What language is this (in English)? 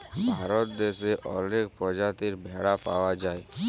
Bangla